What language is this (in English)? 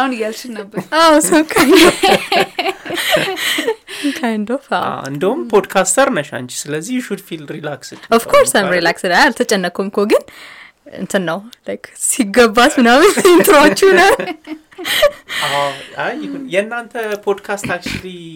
Amharic